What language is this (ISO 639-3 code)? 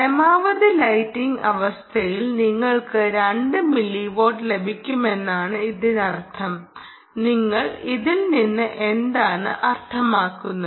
mal